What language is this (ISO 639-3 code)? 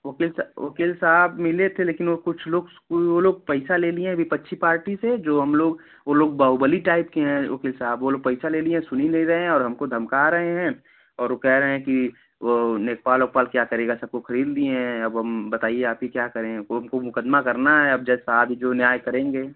hin